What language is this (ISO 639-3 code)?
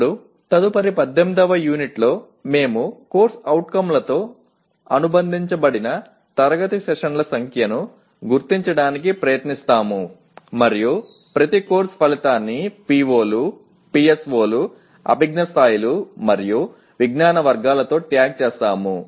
tel